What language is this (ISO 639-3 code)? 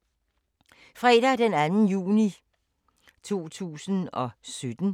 dan